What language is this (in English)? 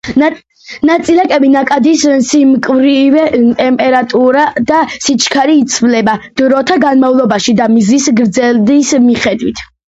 Georgian